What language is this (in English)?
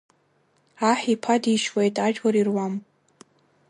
Abkhazian